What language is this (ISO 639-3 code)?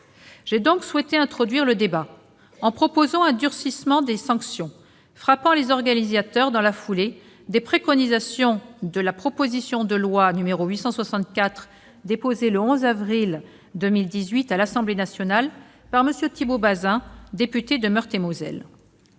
fra